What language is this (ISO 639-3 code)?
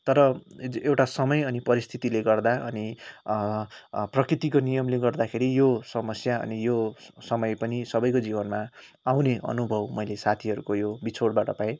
nep